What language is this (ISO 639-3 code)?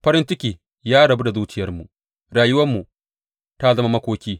hau